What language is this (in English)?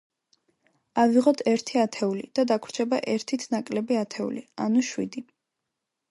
Georgian